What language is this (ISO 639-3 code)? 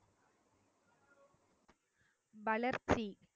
tam